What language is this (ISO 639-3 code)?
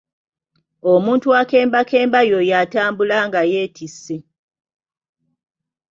lug